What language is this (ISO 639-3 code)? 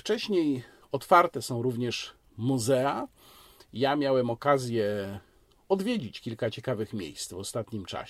pol